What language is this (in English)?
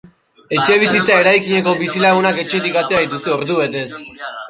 Basque